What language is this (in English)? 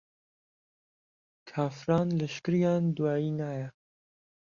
Central Kurdish